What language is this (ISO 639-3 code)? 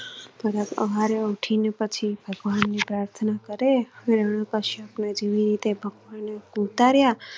guj